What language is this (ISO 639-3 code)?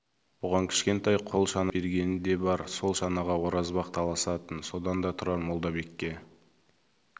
kaz